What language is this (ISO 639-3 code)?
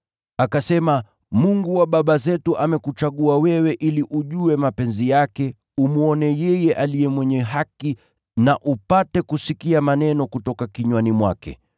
swa